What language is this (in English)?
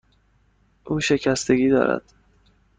Persian